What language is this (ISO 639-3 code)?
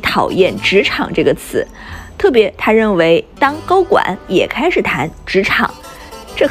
zho